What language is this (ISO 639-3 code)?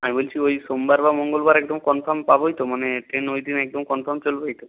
ben